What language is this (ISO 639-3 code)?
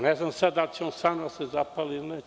srp